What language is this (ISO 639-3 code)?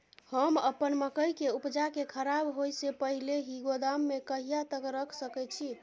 mai